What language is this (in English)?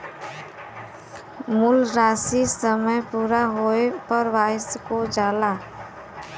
Bhojpuri